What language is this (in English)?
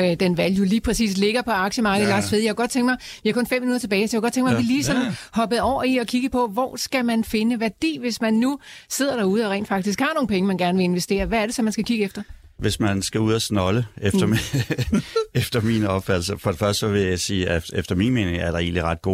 Danish